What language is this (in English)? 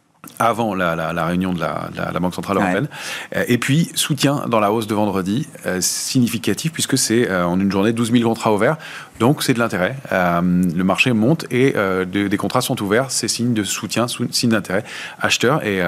French